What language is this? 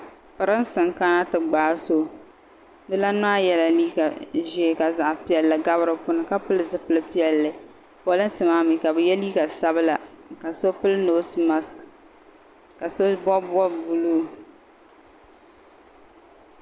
Dagbani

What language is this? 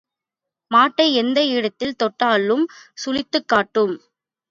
Tamil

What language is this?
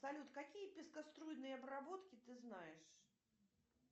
Russian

